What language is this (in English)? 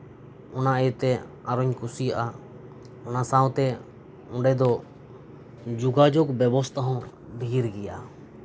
Santali